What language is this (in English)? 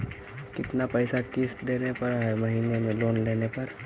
Magahi